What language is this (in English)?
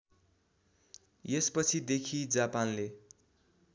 Nepali